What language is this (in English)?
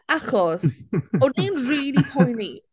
Welsh